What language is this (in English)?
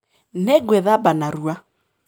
Kikuyu